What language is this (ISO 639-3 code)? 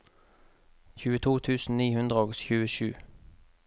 nor